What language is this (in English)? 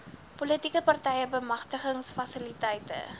Afrikaans